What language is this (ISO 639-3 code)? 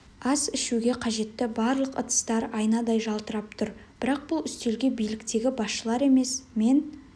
kaz